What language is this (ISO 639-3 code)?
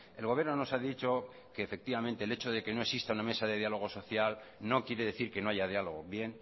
spa